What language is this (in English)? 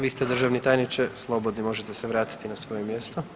Croatian